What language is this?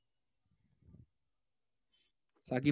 Bangla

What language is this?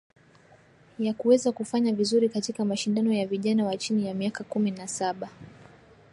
Swahili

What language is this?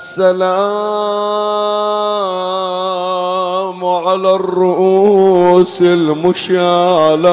Arabic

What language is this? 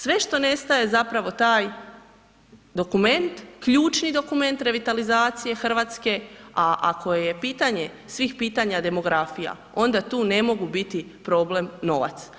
Croatian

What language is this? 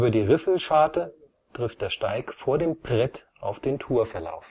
German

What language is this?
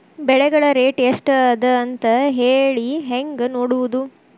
Kannada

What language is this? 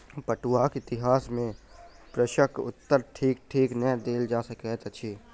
Maithili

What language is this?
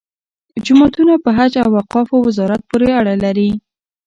Pashto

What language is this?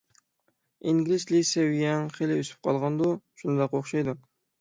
Uyghur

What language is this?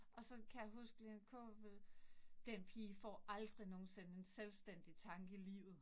Danish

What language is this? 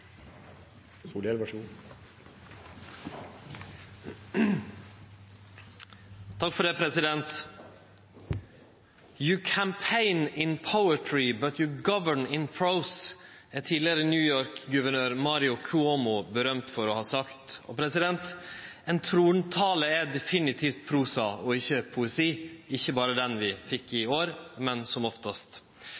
Norwegian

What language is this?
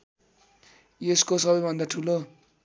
Nepali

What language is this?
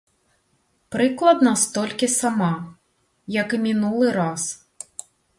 Belarusian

